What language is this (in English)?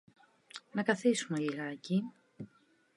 Greek